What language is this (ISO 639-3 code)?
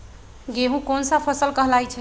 mag